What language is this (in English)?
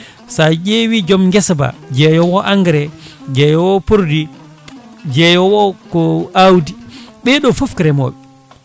Fula